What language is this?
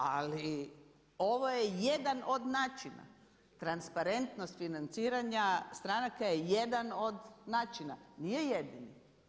Croatian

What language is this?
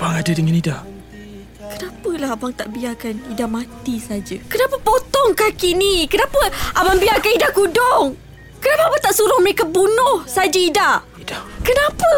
Malay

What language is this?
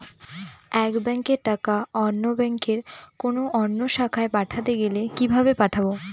Bangla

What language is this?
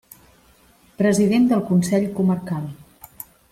Catalan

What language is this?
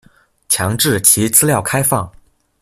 Chinese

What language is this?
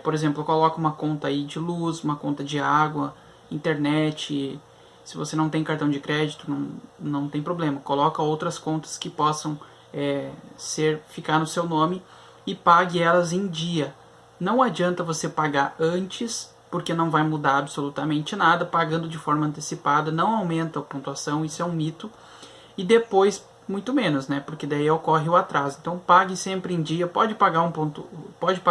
Portuguese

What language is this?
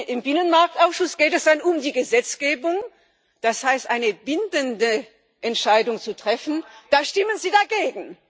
German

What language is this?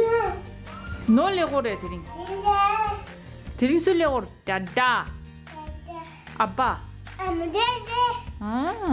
English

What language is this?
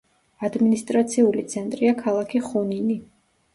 Georgian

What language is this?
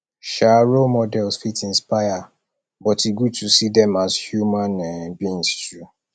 Nigerian Pidgin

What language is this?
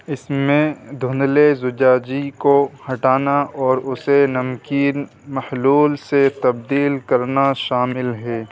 Urdu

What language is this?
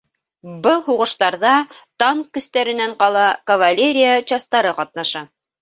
Bashkir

